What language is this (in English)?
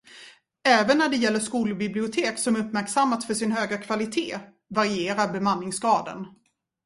Swedish